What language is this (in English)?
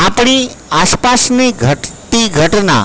Gujarati